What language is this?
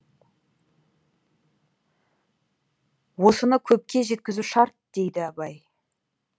Kazakh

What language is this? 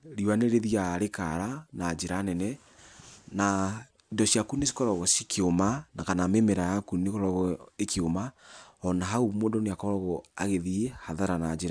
Kikuyu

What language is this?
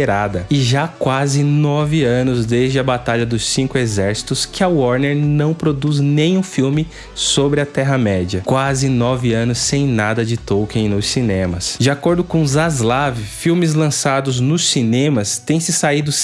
Portuguese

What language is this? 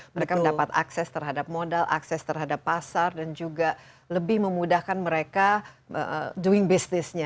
Indonesian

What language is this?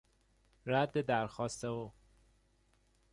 Persian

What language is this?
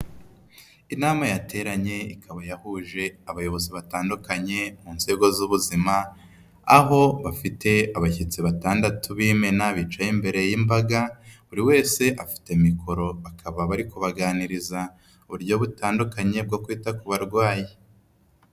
Kinyarwanda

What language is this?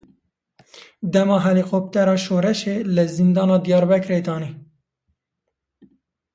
Kurdish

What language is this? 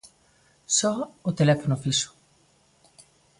Galician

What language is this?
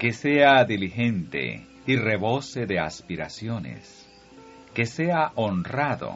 Spanish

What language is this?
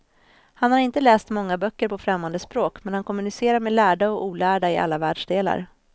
Swedish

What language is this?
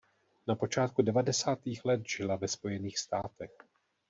Czech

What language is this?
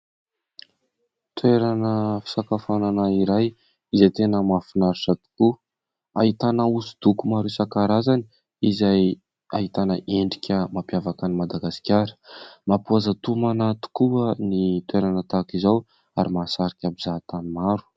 Malagasy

